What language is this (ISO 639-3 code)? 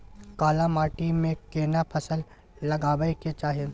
mai